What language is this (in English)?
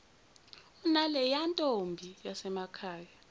Zulu